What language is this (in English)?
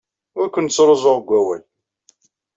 Kabyle